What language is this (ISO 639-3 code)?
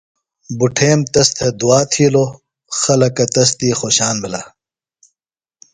phl